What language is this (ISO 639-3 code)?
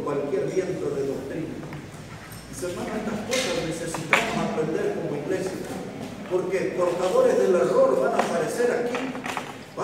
spa